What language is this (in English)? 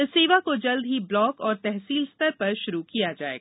Hindi